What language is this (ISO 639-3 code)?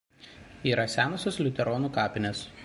lit